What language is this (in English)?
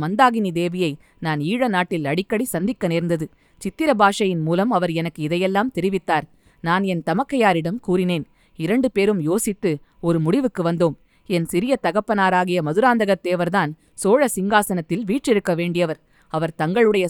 Tamil